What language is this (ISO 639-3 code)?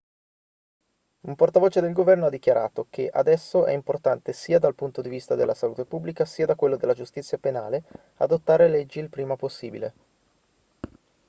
ita